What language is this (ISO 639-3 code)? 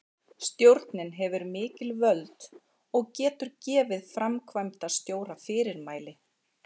isl